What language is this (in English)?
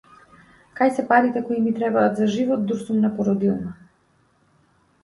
Macedonian